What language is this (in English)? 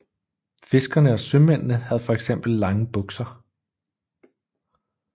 Danish